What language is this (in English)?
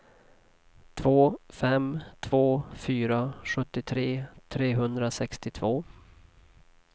Swedish